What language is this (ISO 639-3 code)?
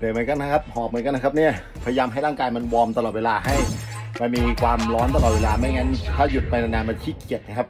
tha